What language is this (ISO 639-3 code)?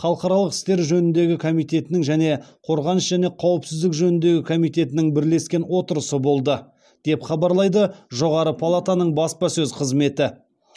kaz